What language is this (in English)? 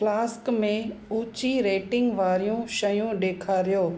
Sindhi